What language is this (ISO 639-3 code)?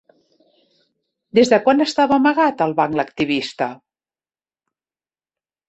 cat